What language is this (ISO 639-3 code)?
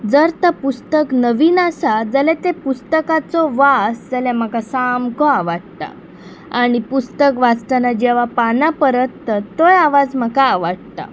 kok